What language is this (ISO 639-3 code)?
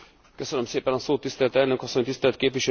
hun